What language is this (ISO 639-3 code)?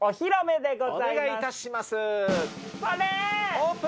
jpn